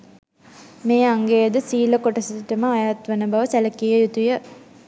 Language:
Sinhala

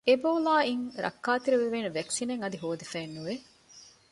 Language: Divehi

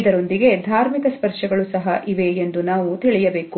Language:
Kannada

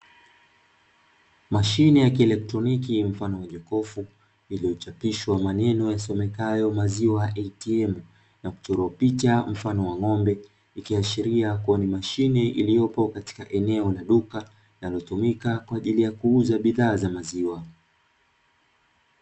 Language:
Swahili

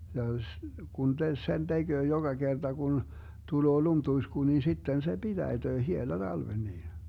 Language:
Finnish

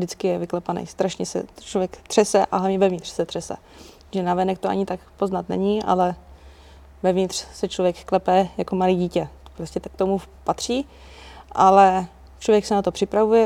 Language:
Czech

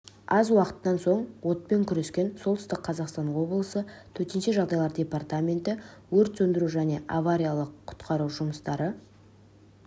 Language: Kazakh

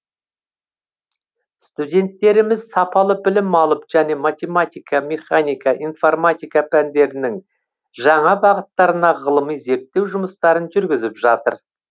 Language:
Kazakh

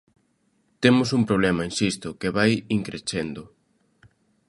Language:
Galician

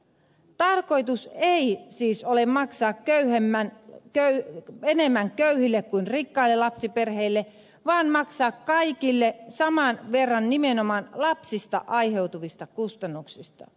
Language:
Finnish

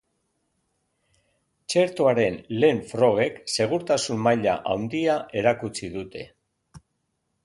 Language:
Basque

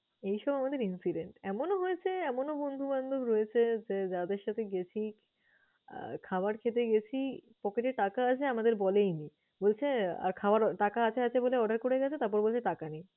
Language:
Bangla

